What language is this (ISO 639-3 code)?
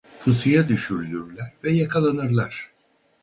tur